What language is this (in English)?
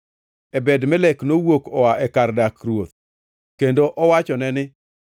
Luo (Kenya and Tanzania)